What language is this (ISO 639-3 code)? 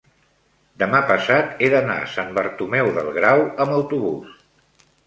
cat